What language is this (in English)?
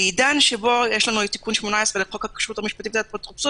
Hebrew